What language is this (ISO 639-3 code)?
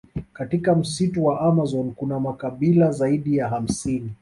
swa